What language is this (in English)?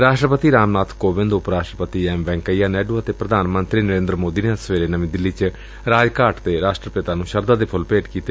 Punjabi